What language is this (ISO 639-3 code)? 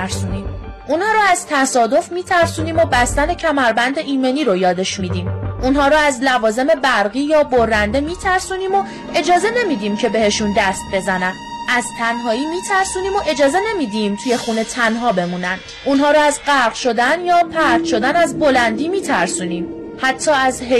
fas